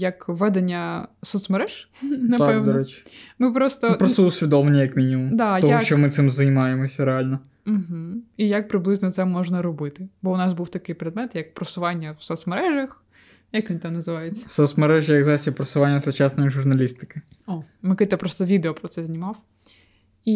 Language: Ukrainian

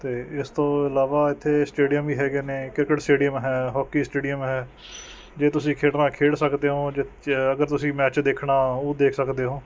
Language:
Punjabi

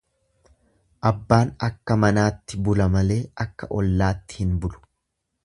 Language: Oromo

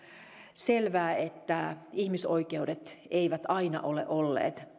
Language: Finnish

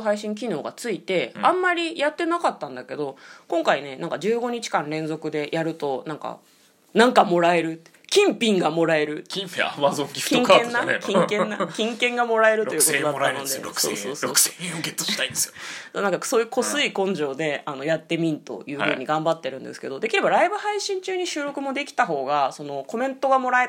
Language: Japanese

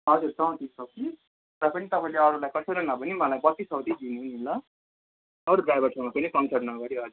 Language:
Nepali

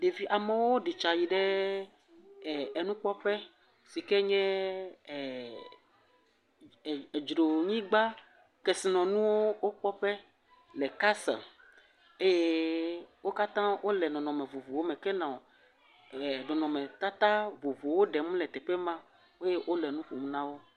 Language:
Ewe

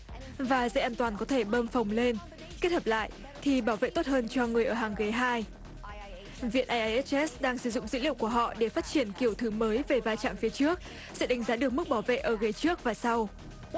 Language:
Vietnamese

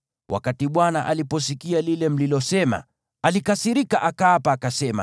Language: Swahili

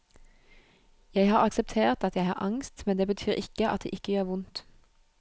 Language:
Norwegian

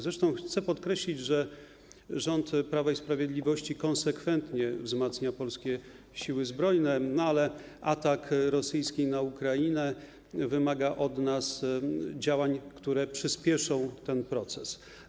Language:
Polish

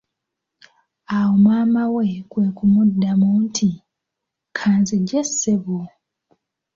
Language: Ganda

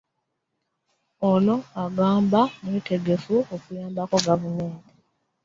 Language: Ganda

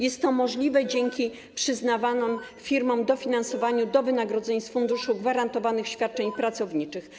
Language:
Polish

